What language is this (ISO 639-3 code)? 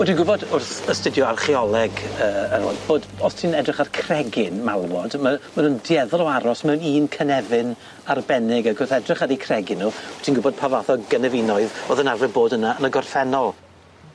cym